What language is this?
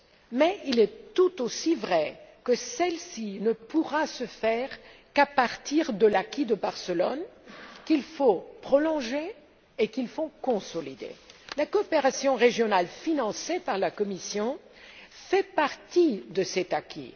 French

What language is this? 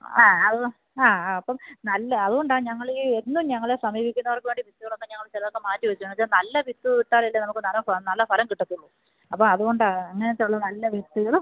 Malayalam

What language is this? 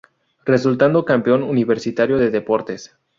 Spanish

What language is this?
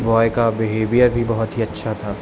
Hindi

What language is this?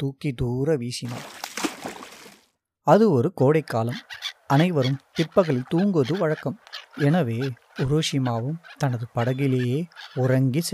Tamil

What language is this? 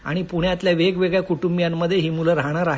Marathi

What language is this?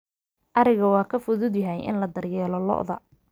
Somali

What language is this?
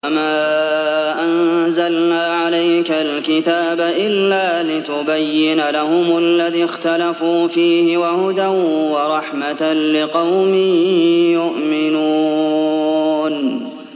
Arabic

